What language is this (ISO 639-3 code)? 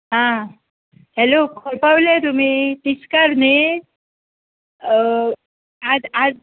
kok